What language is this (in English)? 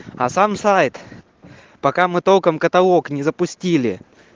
Russian